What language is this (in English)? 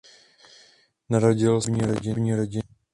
Czech